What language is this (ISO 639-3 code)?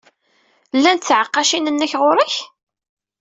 kab